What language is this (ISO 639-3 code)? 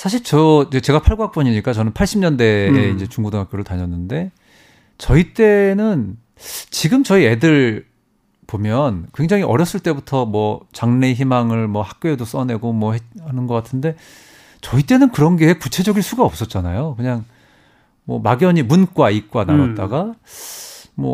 kor